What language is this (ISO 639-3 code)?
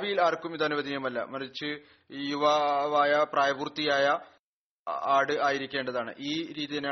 mal